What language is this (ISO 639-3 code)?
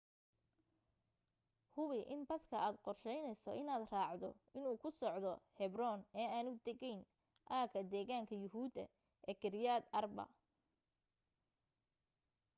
som